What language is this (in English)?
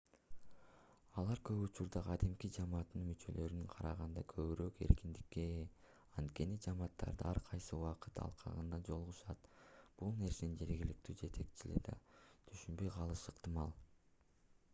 Kyrgyz